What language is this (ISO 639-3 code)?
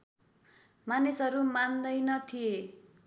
nep